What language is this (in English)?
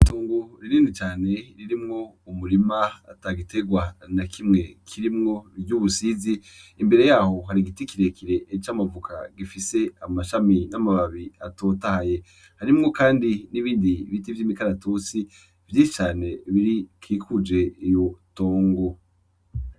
Rundi